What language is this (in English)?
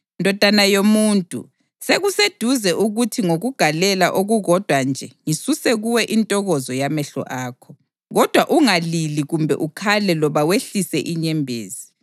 North Ndebele